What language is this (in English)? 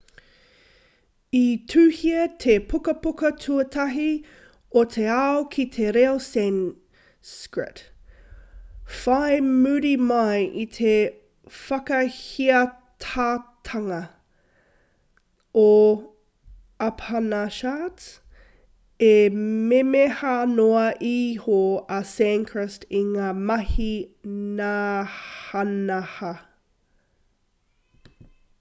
Māori